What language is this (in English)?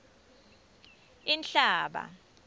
Swati